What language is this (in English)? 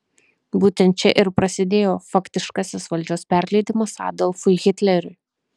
Lithuanian